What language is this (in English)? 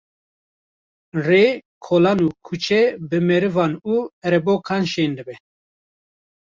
Kurdish